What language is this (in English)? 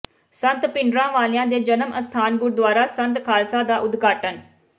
Punjabi